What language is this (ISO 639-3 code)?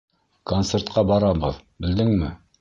bak